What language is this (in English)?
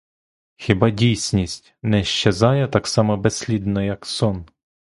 Ukrainian